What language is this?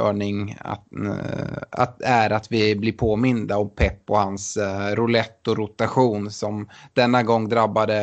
Swedish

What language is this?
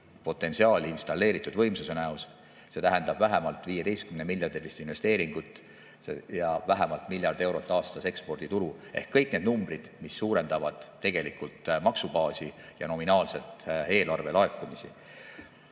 Estonian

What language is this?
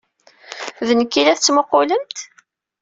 Kabyle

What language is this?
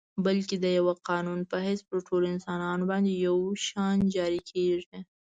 Pashto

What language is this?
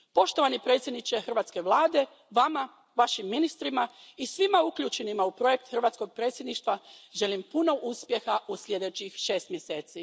Croatian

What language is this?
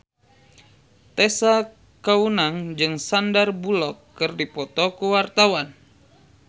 Sundanese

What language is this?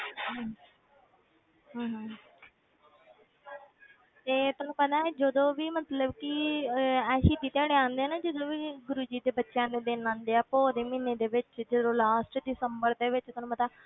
Punjabi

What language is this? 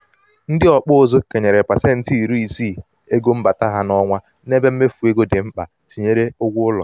Igbo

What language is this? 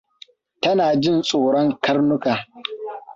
Hausa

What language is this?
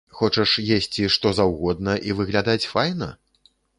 Belarusian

